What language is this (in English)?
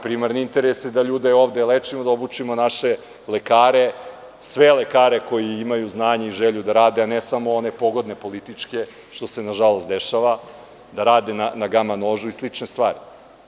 Serbian